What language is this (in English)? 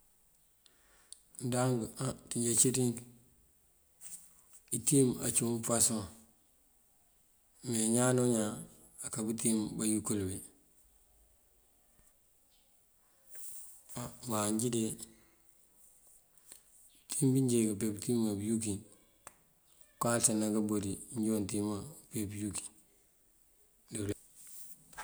Mandjak